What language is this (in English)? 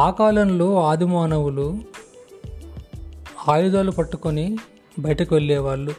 Telugu